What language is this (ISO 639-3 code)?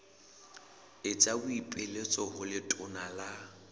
sot